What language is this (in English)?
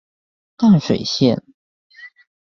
Chinese